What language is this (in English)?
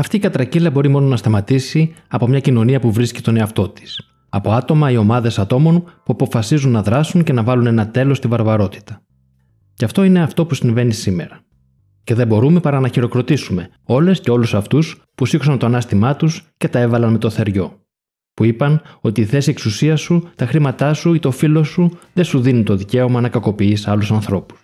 Greek